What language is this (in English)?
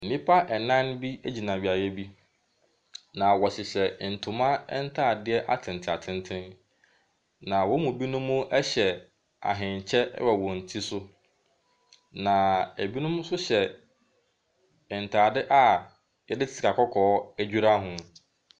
Akan